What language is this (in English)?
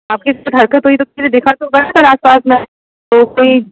Hindi